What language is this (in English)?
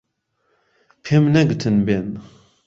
Central Kurdish